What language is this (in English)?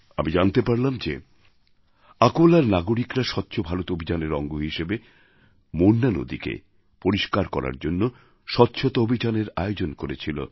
Bangla